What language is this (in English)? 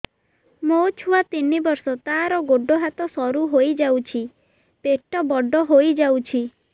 Odia